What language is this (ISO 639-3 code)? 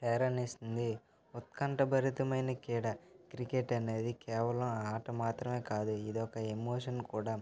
tel